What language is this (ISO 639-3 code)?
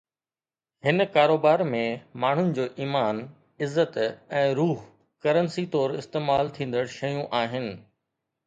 snd